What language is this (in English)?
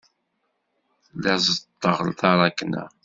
Kabyle